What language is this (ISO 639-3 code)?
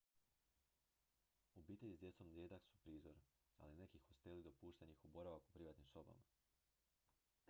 hrv